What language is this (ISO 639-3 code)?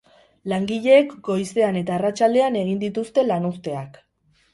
eus